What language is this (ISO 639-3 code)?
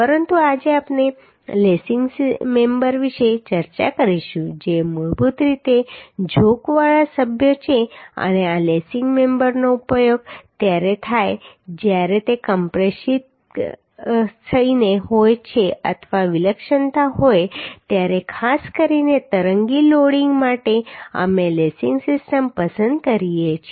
guj